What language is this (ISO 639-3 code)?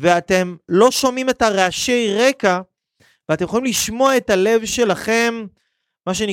heb